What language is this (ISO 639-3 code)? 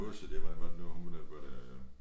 dan